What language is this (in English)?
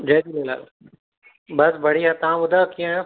Sindhi